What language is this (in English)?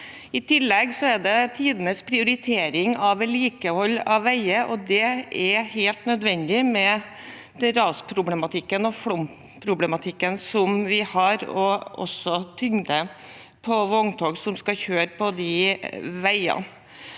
Norwegian